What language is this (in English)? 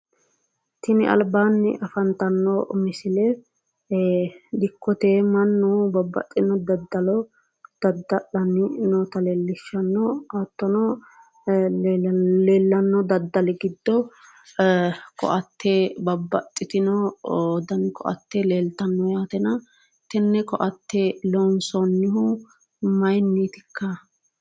Sidamo